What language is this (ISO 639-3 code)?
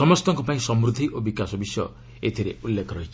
ori